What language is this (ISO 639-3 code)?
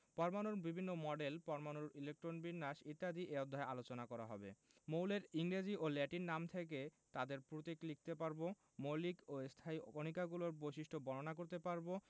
ben